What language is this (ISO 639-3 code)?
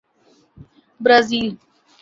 urd